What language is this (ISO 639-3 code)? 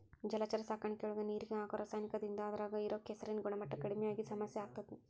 kan